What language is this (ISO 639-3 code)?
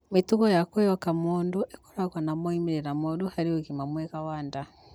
kik